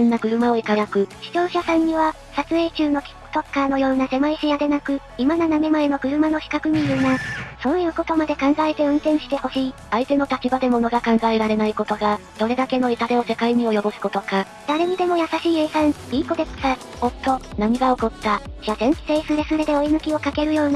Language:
Japanese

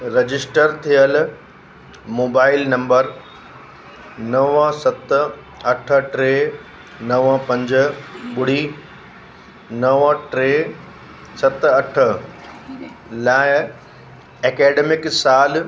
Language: Sindhi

